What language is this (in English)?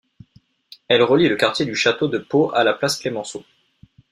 French